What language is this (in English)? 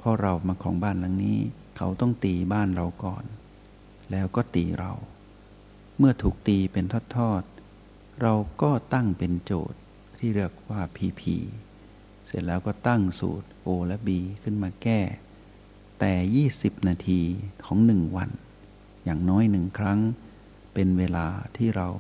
Thai